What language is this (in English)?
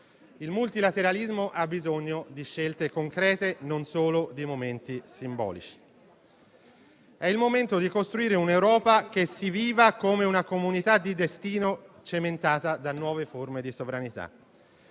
Italian